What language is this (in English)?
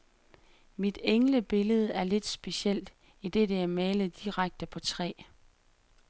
Danish